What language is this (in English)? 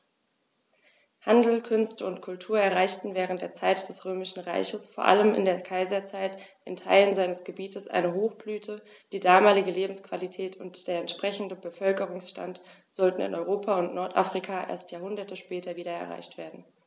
German